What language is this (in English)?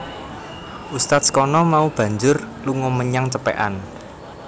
Javanese